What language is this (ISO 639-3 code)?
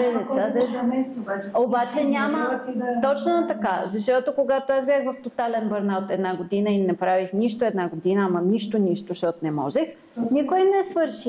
bul